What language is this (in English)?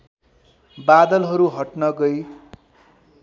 Nepali